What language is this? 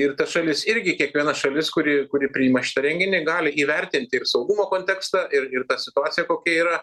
Lithuanian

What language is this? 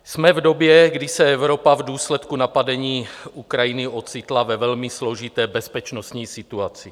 Czech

